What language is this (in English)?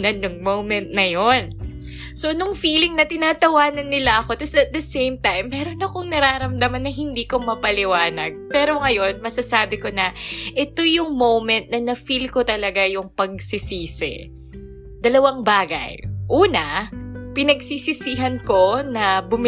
Filipino